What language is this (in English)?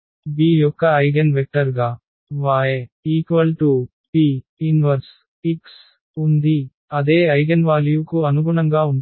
Telugu